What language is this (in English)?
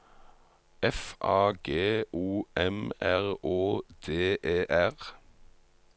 Norwegian